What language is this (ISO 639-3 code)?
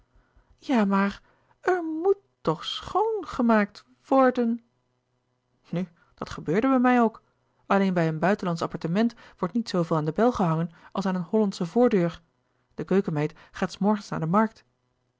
nld